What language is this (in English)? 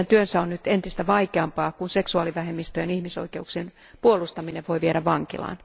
Finnish